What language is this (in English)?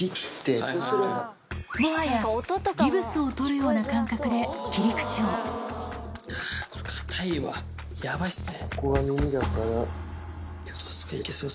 Japanese